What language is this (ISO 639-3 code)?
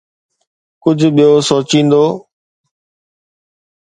snd